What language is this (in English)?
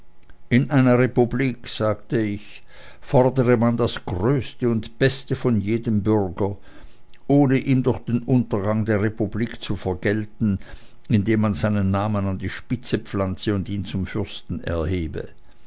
German